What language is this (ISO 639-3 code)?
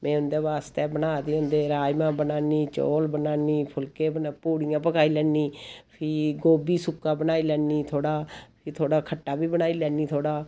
doi